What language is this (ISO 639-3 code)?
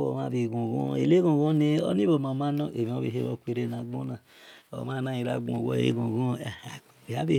ish